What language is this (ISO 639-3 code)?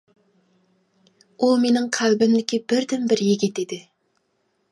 uig